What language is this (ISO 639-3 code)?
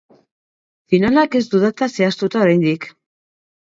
eus